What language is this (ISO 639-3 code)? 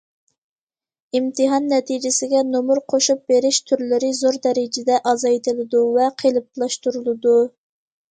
uig